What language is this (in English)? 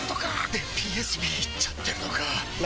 Japanese